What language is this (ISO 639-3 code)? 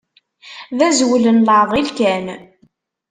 kab